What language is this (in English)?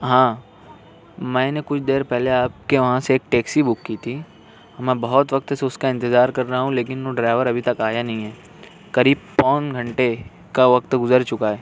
Urdu